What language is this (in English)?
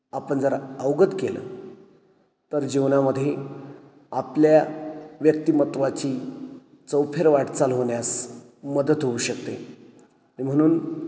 Marathi